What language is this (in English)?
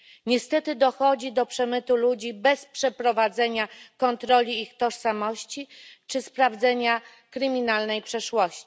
Polish